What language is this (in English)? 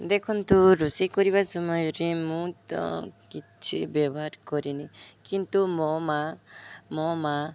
Odia